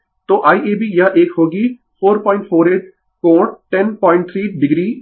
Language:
Hindi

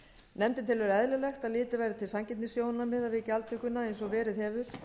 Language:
Icelandic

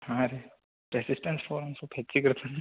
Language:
Kannada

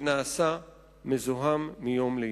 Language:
Hebrew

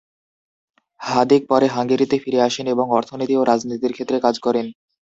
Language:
Bangla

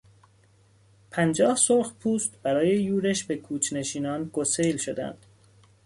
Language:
Persian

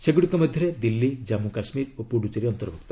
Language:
Odia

